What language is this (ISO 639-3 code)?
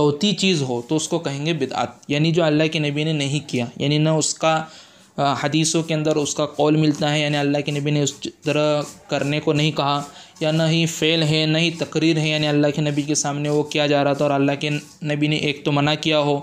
urd